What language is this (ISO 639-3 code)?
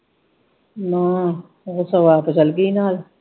pan